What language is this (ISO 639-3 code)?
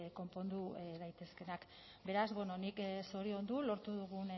eus